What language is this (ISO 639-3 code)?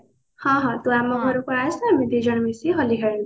ori